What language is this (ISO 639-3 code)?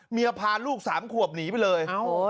tha